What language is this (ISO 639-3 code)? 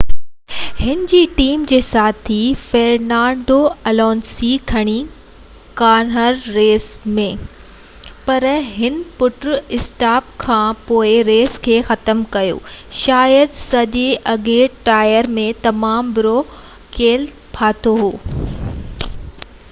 snd